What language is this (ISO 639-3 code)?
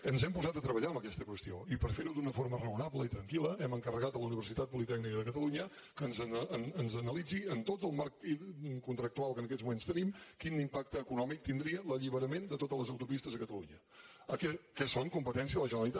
cat